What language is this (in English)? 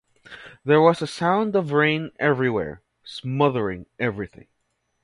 English